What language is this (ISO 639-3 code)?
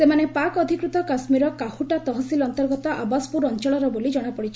ori